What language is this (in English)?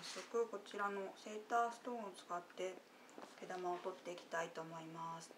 Japanese